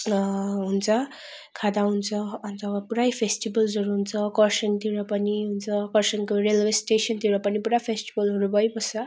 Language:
Nepali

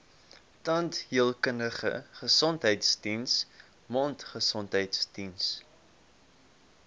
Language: Afrikaans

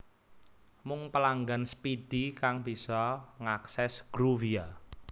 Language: Javanese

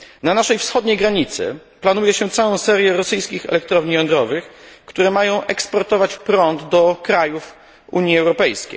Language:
Polish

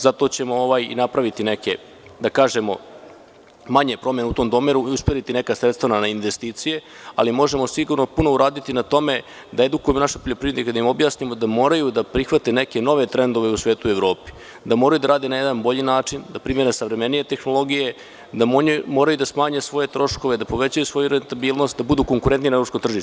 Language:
Serbian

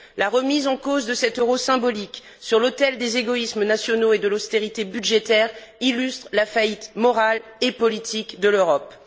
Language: French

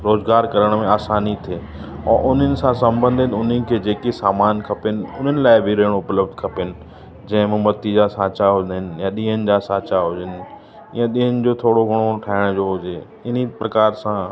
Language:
Sindhi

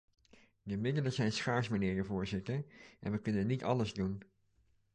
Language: Dutch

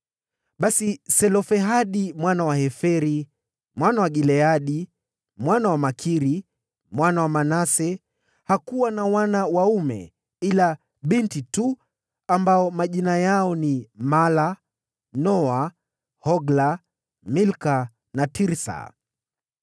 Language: Swahili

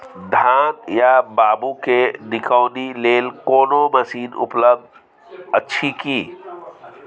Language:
Maithili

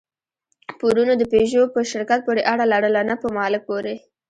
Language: Pashto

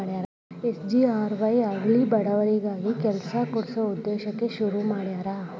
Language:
Kannada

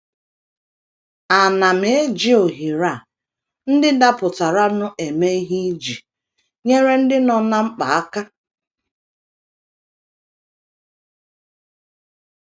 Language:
Igbo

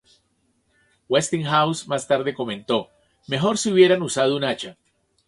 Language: Spanish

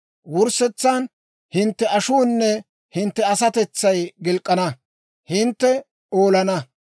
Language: Dawro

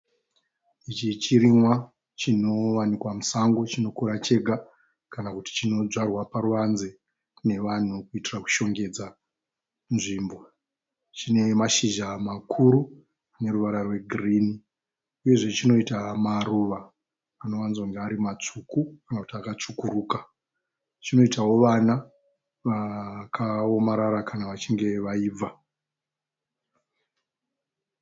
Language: Shona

